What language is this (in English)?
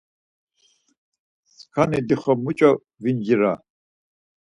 Laz